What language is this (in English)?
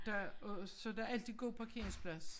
Danish